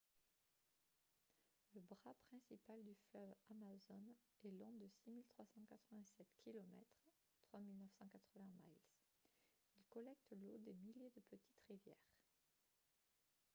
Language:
French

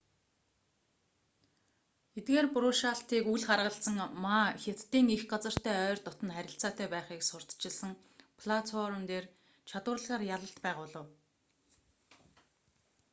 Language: Mongolian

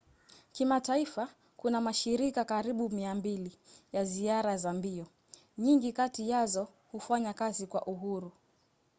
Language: Swahili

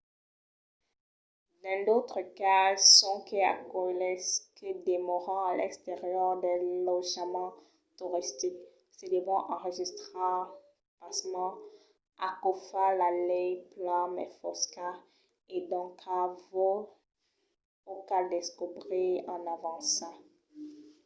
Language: Occitan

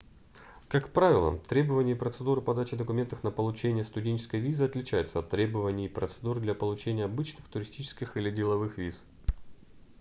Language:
Russian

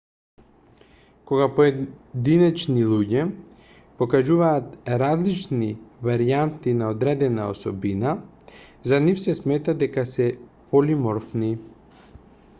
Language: Macedonian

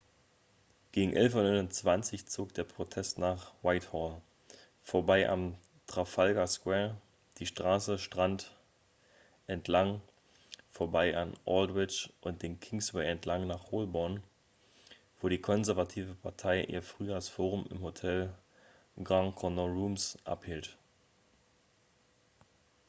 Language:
German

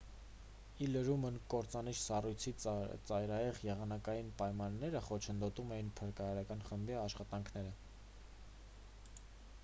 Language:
Armenian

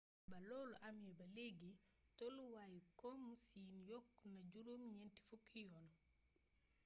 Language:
Wolof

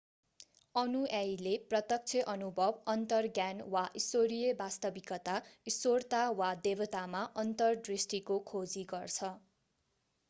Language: Nepali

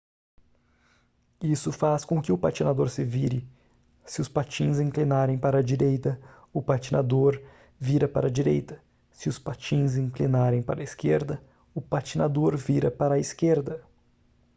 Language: Portuguese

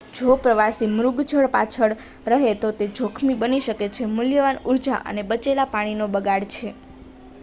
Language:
Gujarati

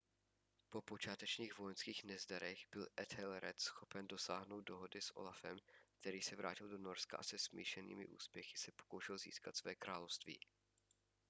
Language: Czech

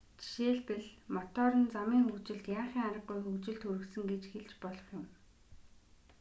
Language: Mongolian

